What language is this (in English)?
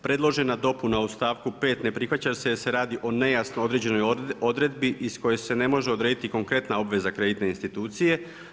Croatian